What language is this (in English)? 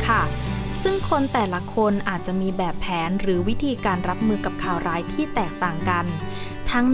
Thai